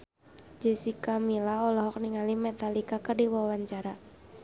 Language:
Sundanese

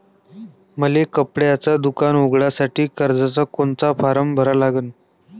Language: Marathi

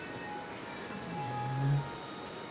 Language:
Kannada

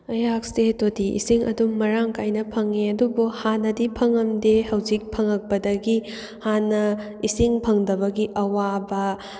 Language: Manipuri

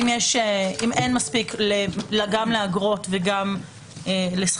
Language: Hebrew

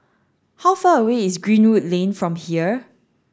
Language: English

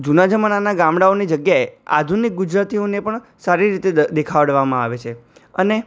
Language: Gujarati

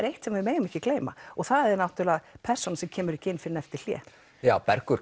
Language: Icelandic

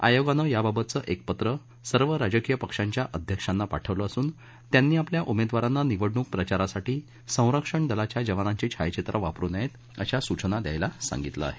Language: Marathi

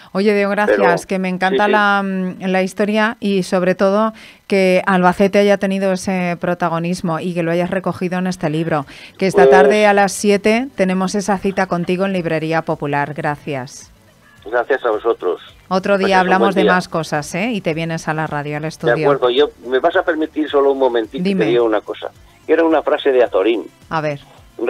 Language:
Spanish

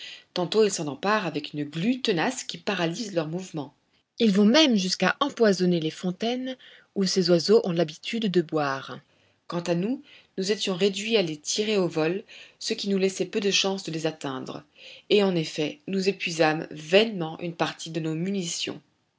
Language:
French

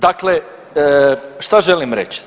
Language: Croatian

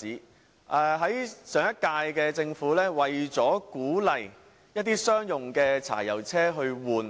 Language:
Cantonese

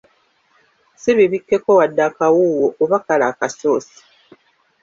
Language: Ganda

